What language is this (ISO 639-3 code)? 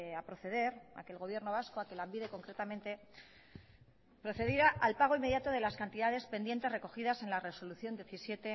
spa